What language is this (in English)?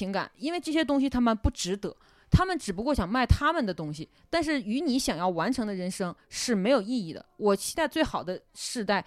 Chinese